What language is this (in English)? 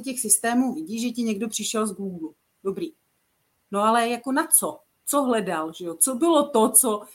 Czech